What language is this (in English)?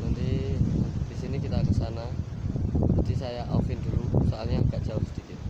Indonesian